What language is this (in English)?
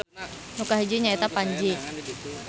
Sundanese